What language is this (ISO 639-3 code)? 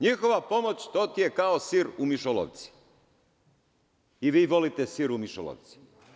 srp